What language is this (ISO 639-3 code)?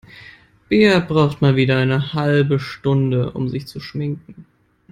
deu